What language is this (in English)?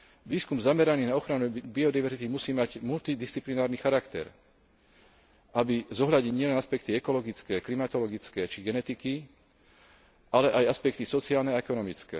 Slovak